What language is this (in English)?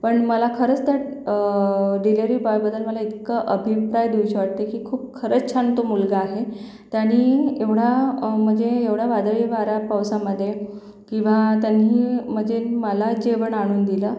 Marathi